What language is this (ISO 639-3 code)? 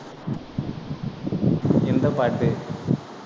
tam